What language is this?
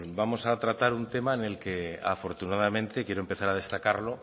Spanish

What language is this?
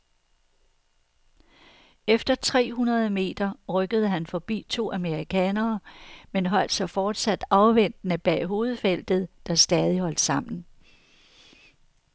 Danish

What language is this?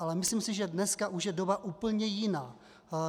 Czech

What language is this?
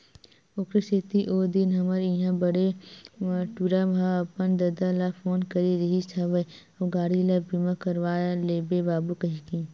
Chhattisgarhi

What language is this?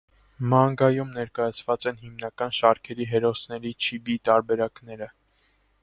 Armenian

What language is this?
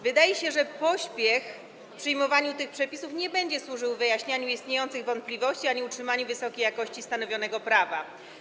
Polish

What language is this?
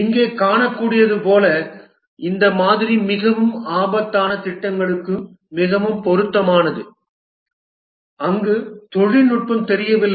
Tamil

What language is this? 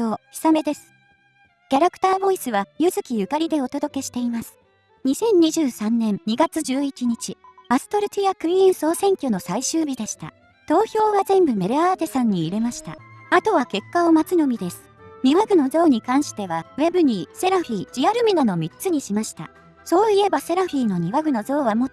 Japanese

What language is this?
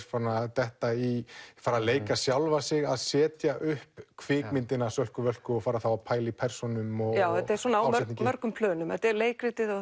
Icelandic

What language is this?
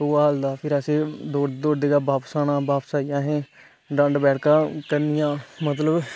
Dogri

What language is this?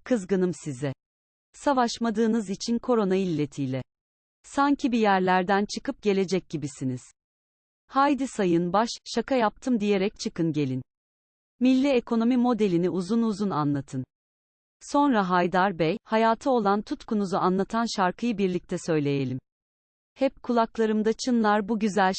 Turkish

